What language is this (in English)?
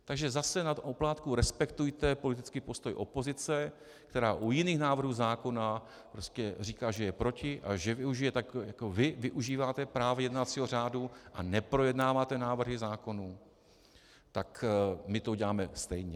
Czech